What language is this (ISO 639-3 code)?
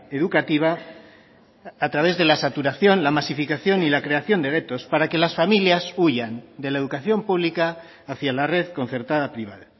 spa